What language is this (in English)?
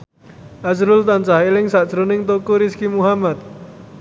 Javanese